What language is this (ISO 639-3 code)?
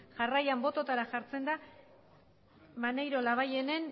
eus